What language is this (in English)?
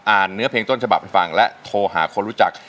Thai